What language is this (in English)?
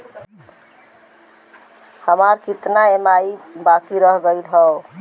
Bhojpuri